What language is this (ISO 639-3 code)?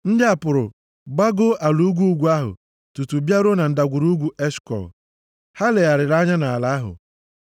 ibo